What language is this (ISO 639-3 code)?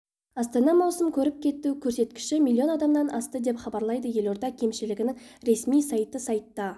kaz